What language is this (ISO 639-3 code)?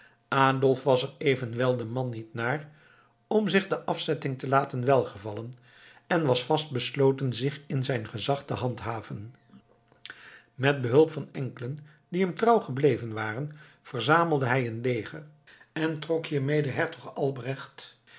nld